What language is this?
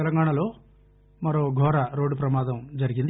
Telugu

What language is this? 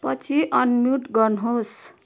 Nepali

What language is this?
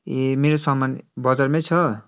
Nepali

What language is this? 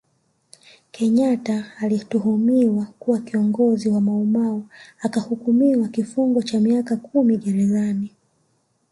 Swahili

